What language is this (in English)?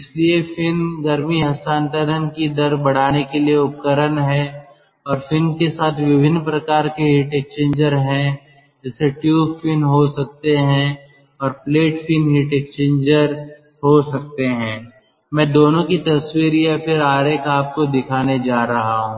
Hindi